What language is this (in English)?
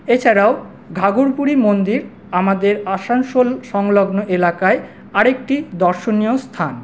Bangla